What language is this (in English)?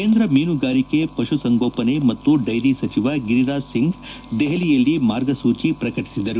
Kannada